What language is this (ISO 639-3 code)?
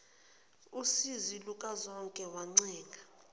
zul